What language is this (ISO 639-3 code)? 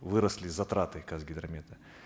kaz